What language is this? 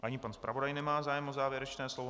Czech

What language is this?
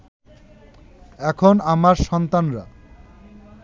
Bangla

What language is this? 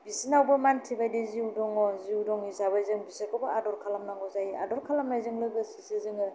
Bodo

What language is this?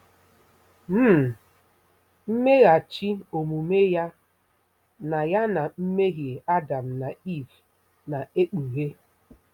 Igbo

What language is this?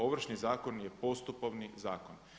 Croatian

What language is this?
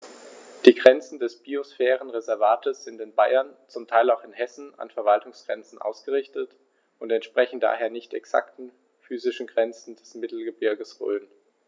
German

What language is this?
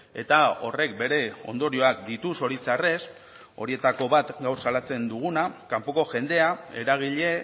Basque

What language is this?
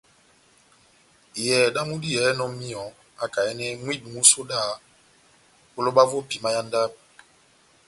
Batanga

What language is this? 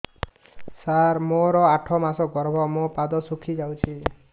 Odia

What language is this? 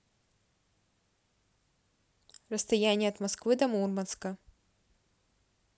Russian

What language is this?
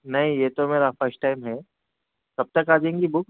Urdu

